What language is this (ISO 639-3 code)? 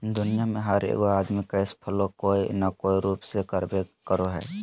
mag